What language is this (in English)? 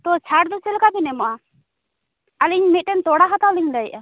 Santali